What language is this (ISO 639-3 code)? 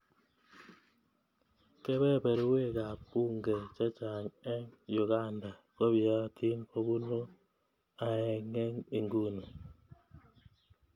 kln